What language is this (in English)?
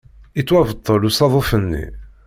Kabyle